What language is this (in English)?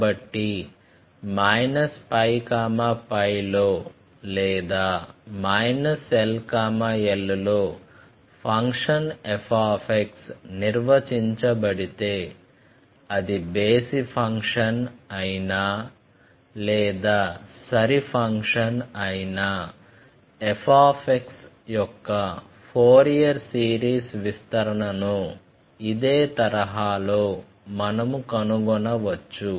Telugu